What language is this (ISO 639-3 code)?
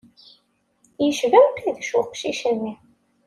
kab